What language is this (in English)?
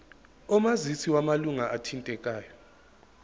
Zulu